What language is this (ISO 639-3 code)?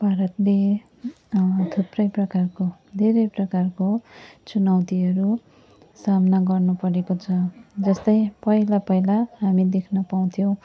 nep